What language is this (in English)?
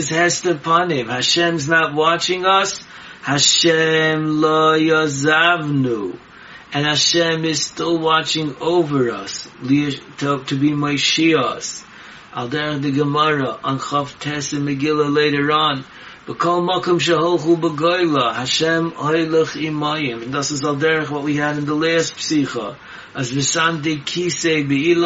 English